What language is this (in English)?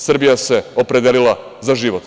Serbian